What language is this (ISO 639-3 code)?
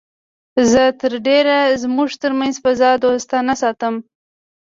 pus